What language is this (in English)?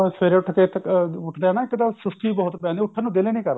Punjabi